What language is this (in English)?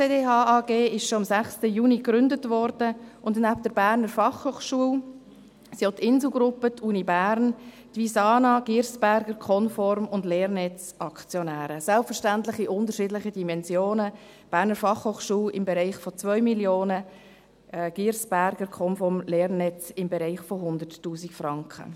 Swiss German